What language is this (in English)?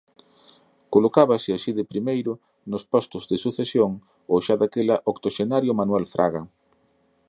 Galician